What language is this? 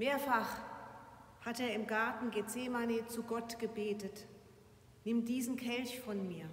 German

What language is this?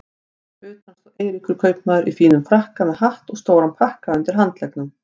Icelandic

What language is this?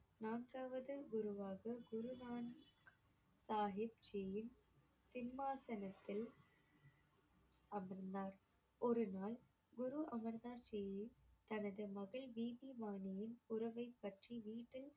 Tamil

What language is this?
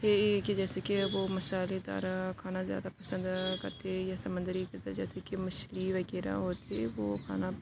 Urdu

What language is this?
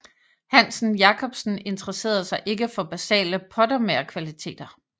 Danish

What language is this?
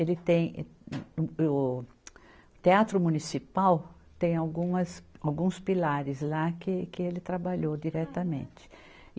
Portuguese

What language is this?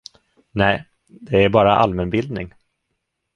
Swedish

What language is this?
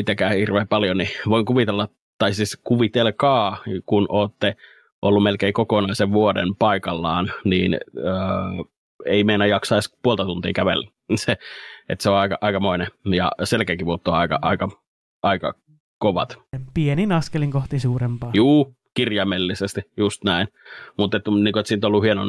Finnish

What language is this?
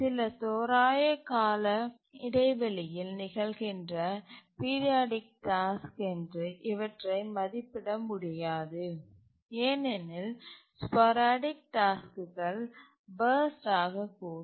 Tamil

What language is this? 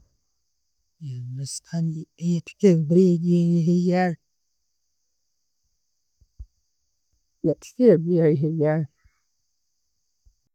Tooro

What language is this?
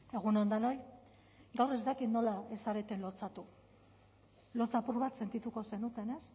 Basque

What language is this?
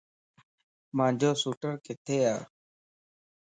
Lasi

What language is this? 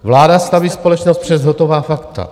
Czech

